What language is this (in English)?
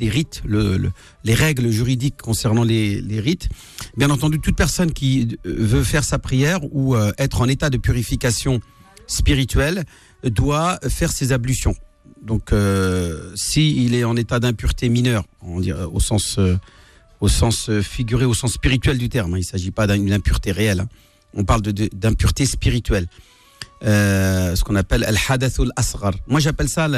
French